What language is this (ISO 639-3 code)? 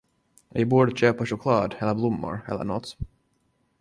swe